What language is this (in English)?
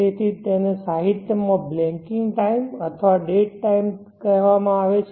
Gujarati